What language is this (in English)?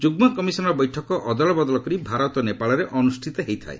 Odia